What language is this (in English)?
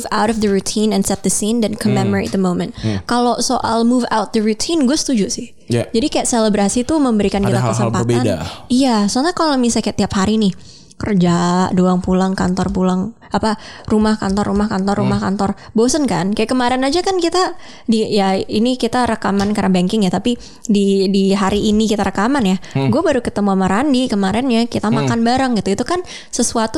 Indonesian